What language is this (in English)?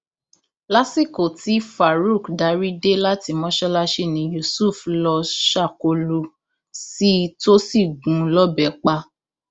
Yoruba